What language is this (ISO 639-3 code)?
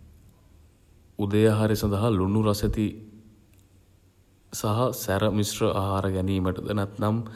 sin